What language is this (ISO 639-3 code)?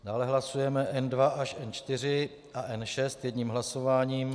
ces